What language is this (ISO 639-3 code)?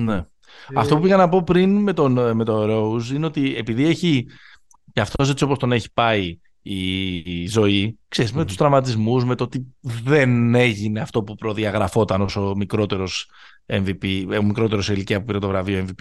ell